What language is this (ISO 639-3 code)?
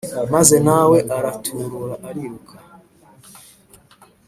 kin